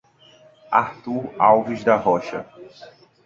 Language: Portuguese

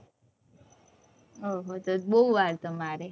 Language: Gujarati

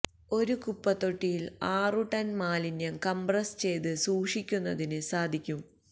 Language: Malayalam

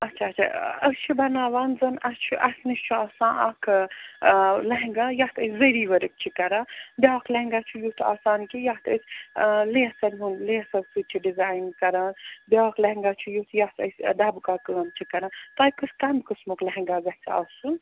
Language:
Kashmiri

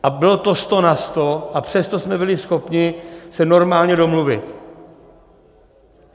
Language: Czech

